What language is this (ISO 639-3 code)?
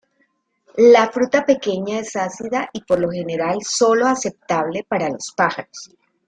spa